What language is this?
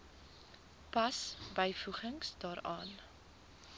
Afrikaans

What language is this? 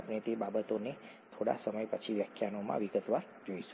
Gujarati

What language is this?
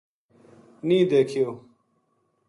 Gujari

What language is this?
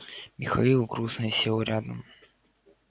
Russian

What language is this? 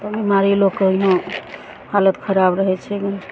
Maithili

